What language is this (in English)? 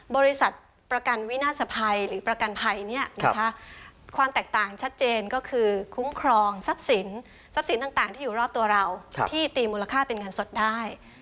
Thai